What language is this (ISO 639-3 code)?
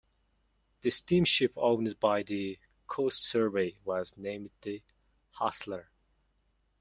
eng